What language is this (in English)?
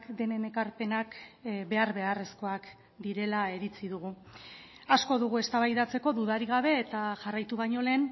Basque